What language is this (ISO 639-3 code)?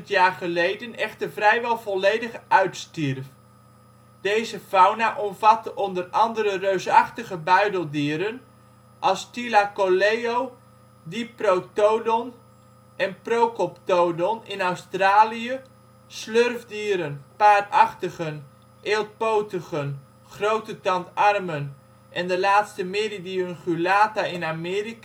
nld